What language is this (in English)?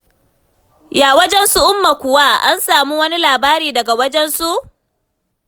Hausa